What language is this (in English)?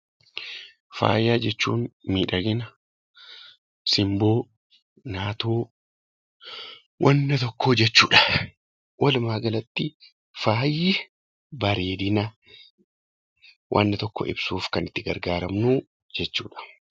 Oromo